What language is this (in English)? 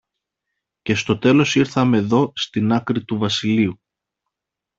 Greek